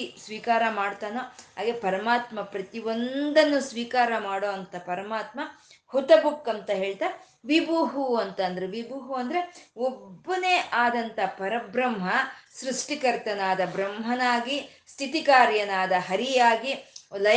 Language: Kannada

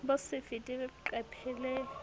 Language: Southern Sotho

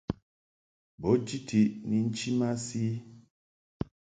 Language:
Mungaka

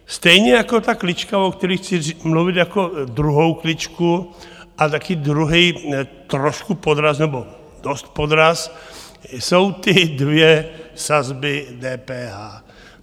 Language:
Czech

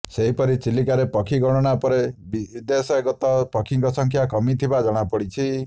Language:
Odia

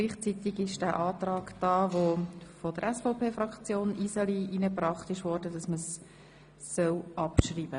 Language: Swiss German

